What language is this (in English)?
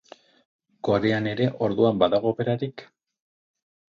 Basque